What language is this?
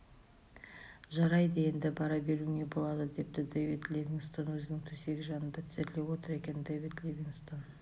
Kazakh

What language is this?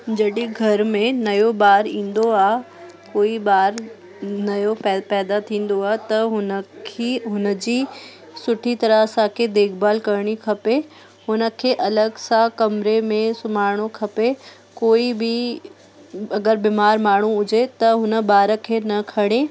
Sindhi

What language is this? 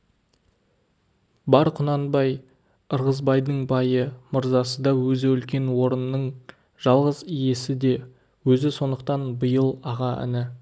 Kazakh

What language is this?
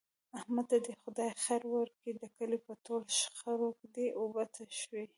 Pashto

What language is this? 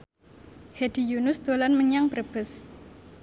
Javanese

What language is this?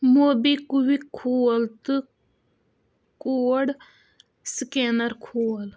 Kashmiri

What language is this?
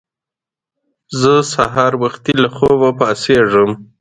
Pashto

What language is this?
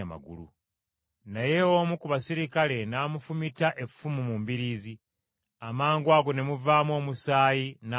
Ganda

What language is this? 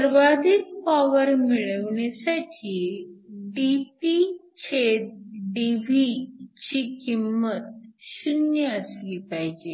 Marathi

